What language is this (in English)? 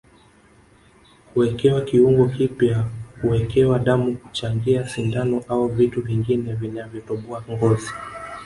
Swahili